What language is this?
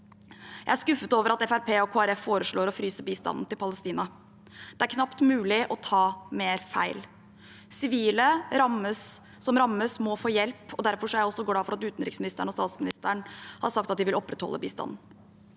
Norwegian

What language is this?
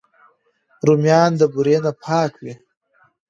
Pashto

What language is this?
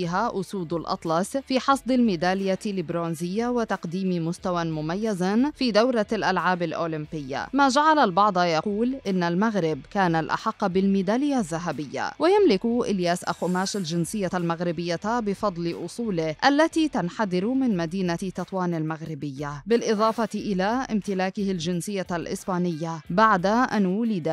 Arabic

